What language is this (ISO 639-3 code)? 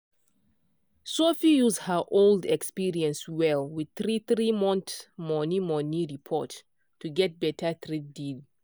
pcm